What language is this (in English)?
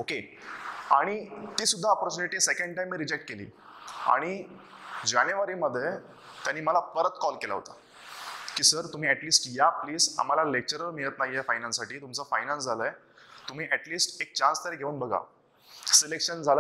Hindi